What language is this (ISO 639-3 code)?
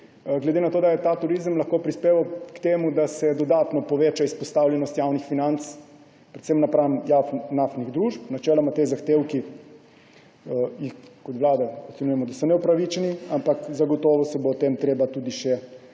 slv